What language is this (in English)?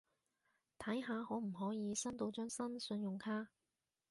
Cantonese